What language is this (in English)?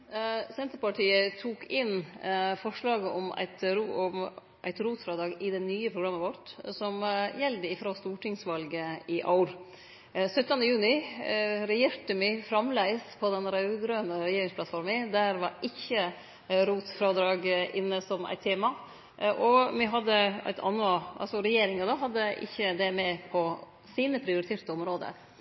Norwegian Nynorsk